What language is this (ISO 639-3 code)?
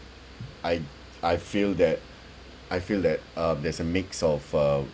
eng